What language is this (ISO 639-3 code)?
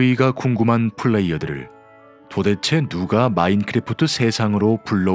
kor